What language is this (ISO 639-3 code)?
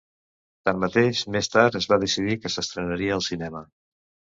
cat